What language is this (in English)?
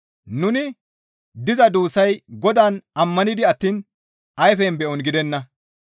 Gamo